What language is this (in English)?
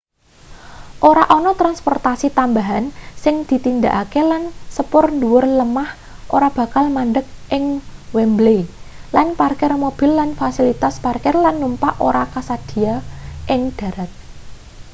Javanese